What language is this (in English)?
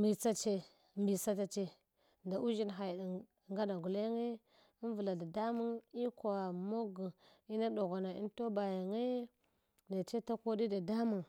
Hwana